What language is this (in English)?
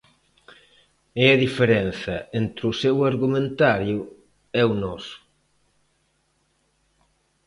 Galician